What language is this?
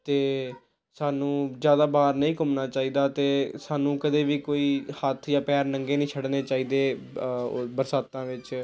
Punjabi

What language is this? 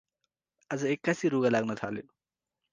Nepali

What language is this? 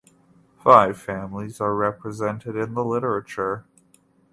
English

